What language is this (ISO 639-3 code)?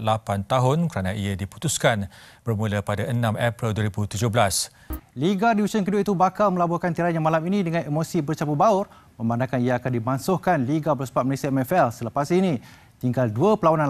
msa